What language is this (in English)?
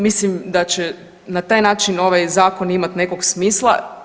Croatian